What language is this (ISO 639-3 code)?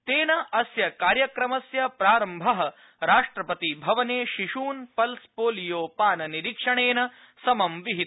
san